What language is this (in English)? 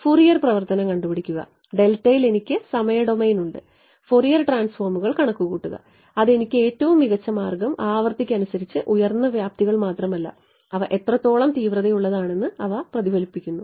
Malayalam